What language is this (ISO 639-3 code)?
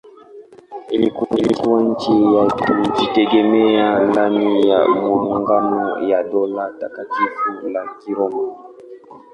swa